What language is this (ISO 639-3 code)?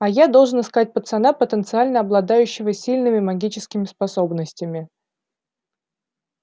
rus